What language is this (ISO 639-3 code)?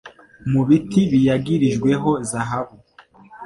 kin